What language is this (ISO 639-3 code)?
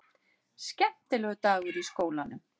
isl